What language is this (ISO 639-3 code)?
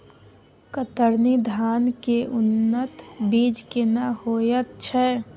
mai